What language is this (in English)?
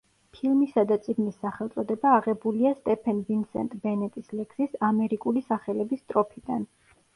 Georgian